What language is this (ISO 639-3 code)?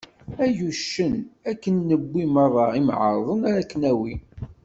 kab